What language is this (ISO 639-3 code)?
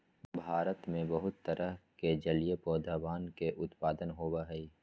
mag